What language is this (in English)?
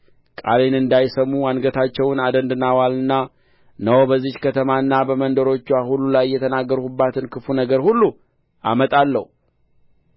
Amharic